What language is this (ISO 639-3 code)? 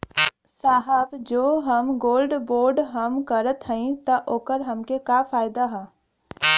bho